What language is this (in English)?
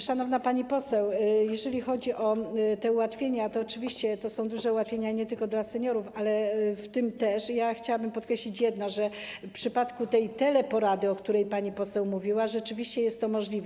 Polish